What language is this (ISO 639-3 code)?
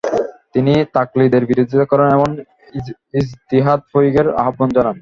ben